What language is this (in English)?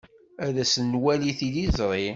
Kabyle